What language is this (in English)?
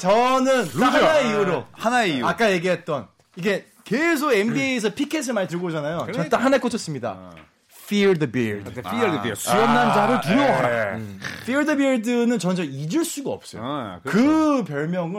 Korean